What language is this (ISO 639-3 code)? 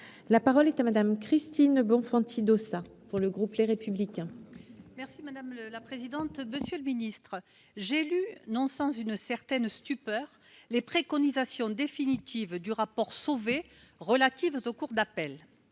fra